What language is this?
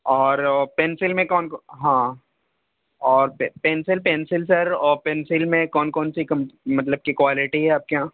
Urdu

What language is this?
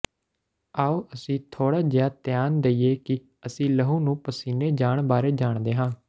Punjabi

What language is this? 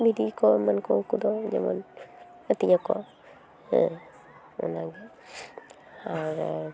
Santali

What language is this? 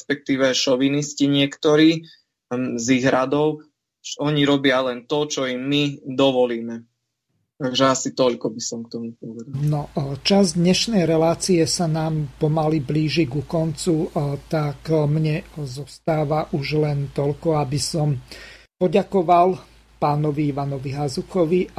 Slovak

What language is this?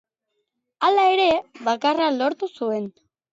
Basque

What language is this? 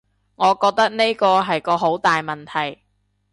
Cantonese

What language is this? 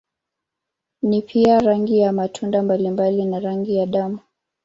Swahili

